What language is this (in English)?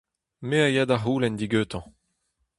Breton